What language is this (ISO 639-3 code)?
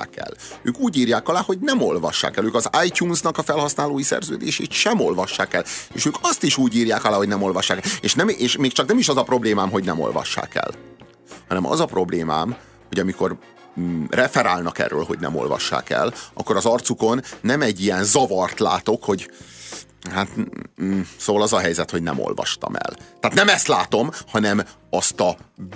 hun